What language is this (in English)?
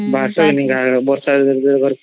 Odia